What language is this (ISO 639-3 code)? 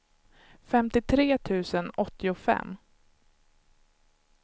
swe